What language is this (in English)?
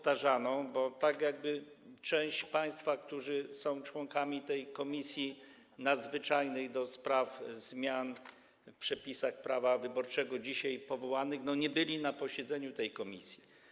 Polish